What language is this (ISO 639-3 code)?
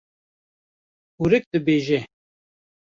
kur